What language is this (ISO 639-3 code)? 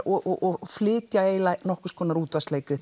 isl